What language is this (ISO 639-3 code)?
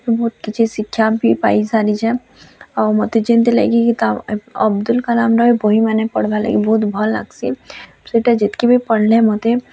ori